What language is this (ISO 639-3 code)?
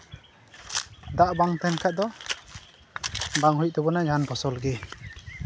sat